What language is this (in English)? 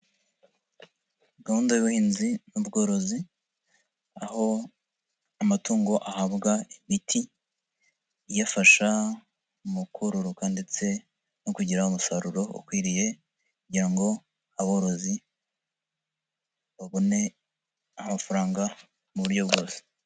Kinyarwanda